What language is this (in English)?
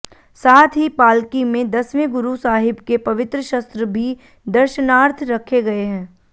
Hindi